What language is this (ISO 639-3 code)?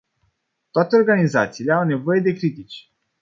ron